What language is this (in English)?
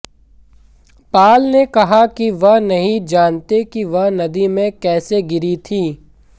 Hindi